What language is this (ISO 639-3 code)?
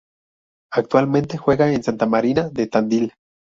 spa